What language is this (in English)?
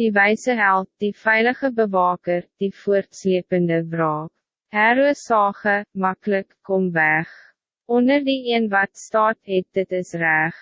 English